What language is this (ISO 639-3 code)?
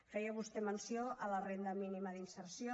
cat